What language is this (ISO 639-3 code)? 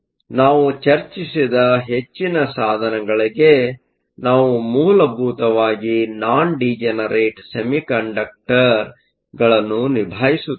kan